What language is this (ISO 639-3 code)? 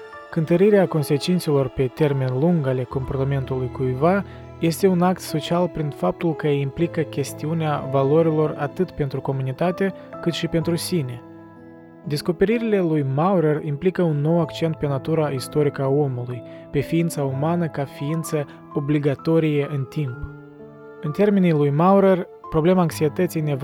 ron